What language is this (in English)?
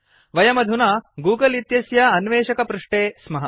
Sanskrit